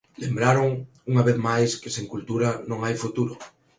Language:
Galician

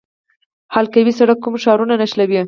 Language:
Pashto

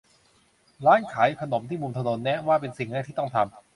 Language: Thai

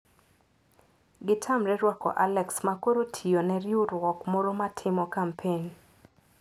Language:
Luo (Kenya and Tanzania)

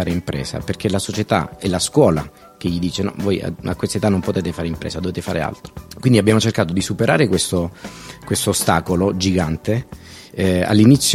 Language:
Italian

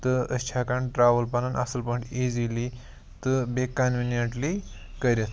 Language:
Kashmiri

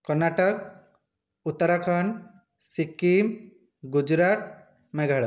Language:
Odia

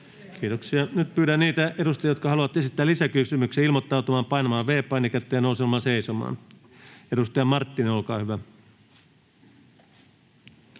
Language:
Finnish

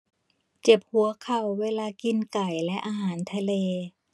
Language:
Thai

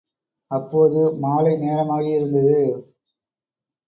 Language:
Tamil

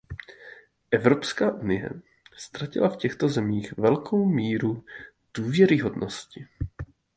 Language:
Czech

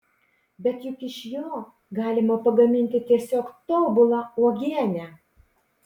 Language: Lithuanian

